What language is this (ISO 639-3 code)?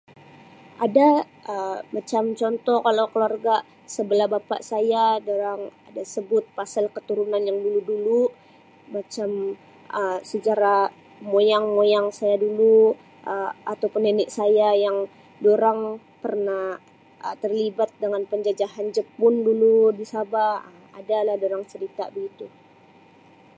msi